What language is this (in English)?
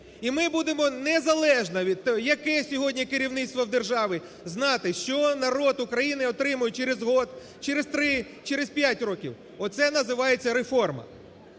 Ukrainian